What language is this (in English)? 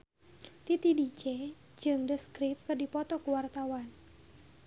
Sundanese